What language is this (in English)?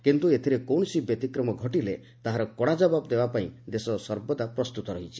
Odia